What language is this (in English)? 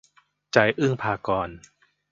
Thai